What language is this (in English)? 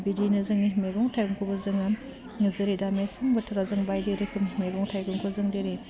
Bodo